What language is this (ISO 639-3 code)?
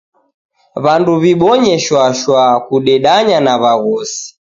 dav